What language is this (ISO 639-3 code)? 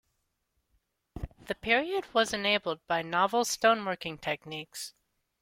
eng